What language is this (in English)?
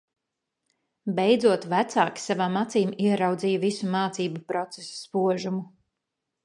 Latvian